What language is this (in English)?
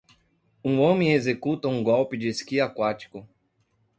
Portuguese